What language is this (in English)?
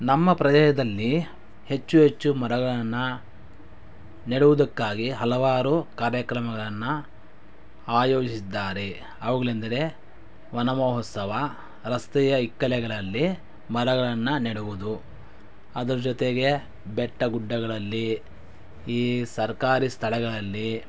Kannada